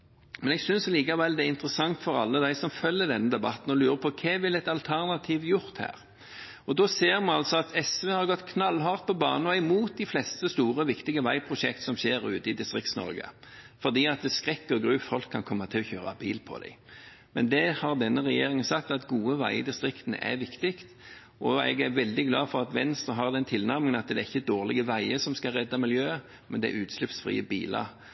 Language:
Norwegian Bokmål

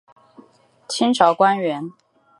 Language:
Chinese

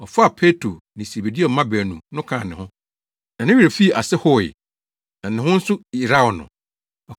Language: Akan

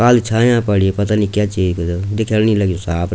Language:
Garhwali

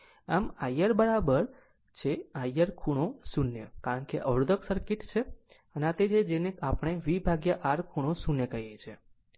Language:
Gujarati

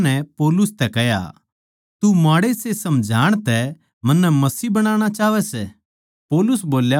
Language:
Haryanvi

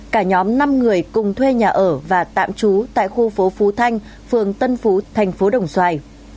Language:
Vietnamese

